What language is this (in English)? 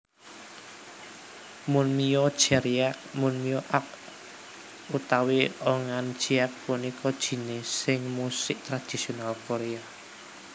Javanese